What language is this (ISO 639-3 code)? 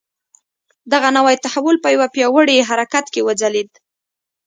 pus